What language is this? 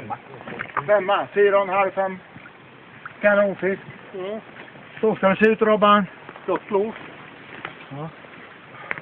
Swedish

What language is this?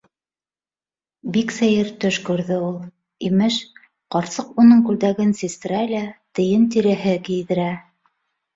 Bashkir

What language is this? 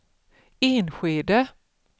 Swedish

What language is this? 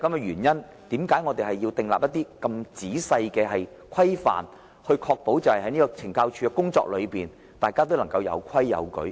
Cantonese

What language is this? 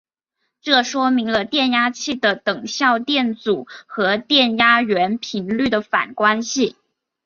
Chinese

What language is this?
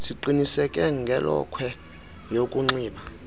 Xhosa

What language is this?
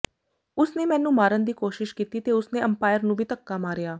Punjabi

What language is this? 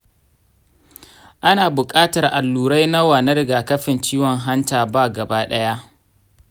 Hausa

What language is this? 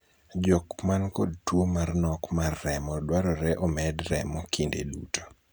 Luo (Kenya and Tanzania)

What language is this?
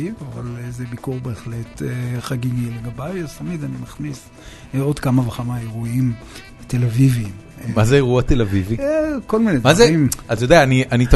Hebrew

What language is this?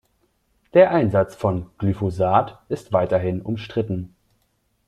German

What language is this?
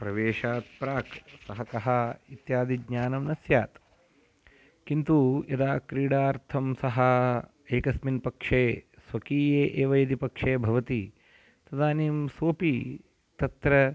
Sanskrit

